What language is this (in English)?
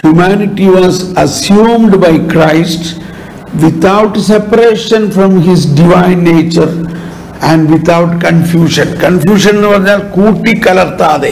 Malayalam